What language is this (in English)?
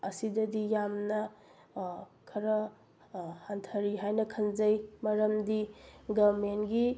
Manipuri